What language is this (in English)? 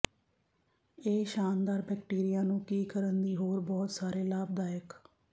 Punjabi